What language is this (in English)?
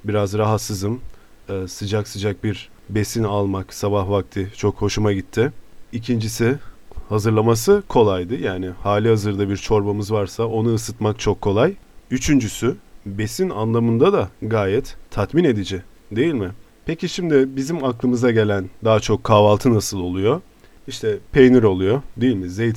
Turkish